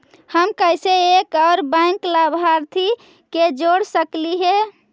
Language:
Magahi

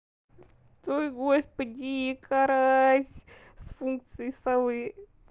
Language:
Russian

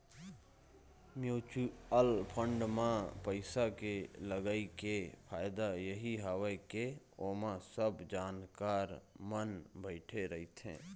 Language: Chhattisgarhi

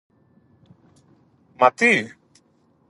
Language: Greek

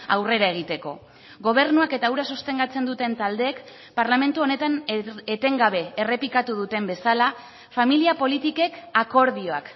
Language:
Basque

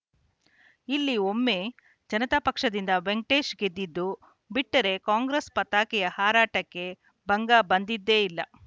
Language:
Kannada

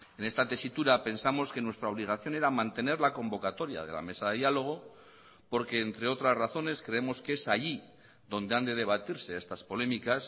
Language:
Spanish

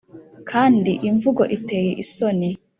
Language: Kinyarwanda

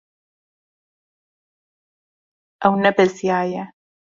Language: Kurdish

